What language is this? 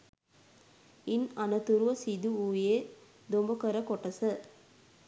Sinhala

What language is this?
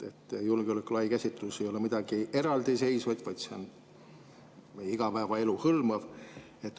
Estonian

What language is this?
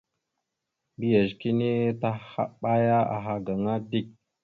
Mada (Cameroon)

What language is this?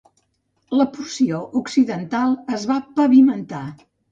Catalan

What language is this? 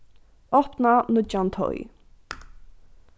Faroese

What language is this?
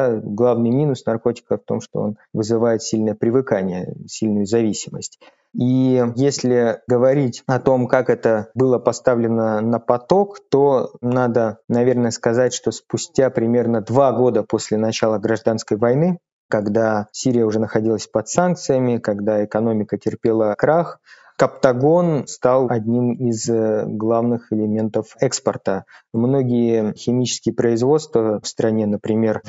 Russian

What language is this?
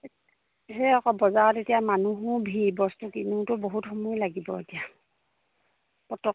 Assamese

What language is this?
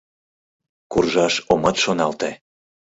Mari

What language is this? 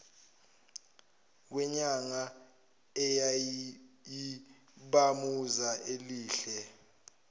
Zulu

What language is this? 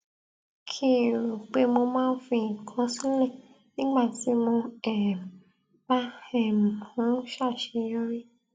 Yoruba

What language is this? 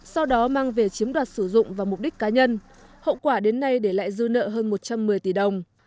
Vietnamese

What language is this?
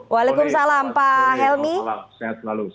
Indonesian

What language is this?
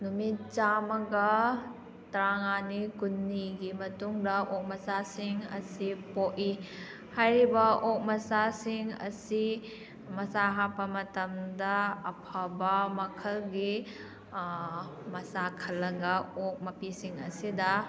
Manipuri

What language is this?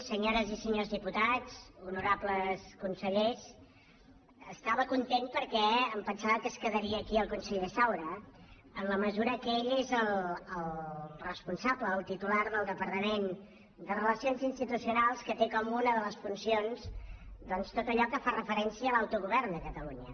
Catalan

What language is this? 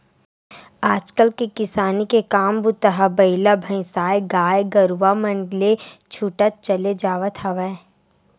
Chhattisgarhi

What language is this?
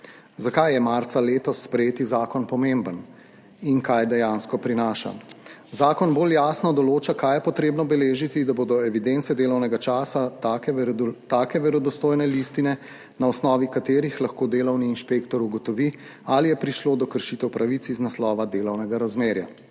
Slovenian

